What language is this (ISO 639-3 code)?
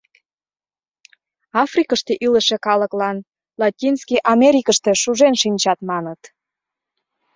chm